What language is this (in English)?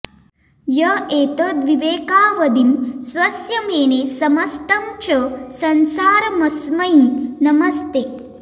Sanskrit